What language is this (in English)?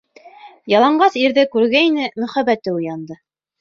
Bashkir